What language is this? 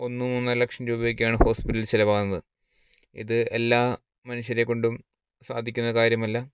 Malayalam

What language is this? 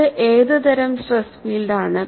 Malayalam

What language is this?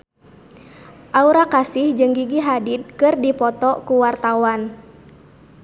Sundanese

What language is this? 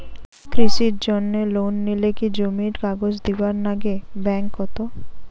Bangla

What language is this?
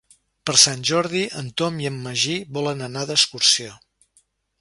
Catalan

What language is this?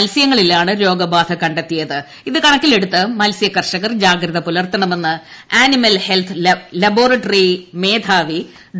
Malayalam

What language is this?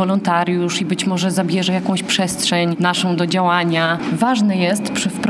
Polish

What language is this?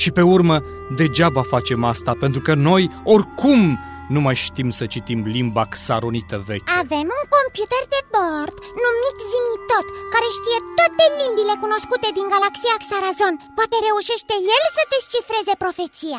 Romanian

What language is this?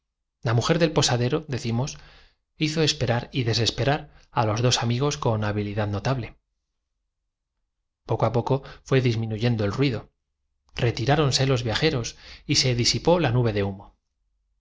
Spanish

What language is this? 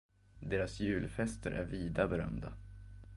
Swedish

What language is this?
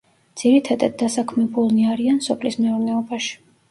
Georgian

